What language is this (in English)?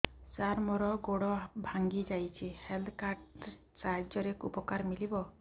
Odia